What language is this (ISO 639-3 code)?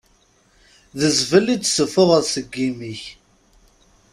kab